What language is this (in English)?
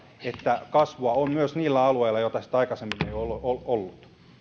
Finnish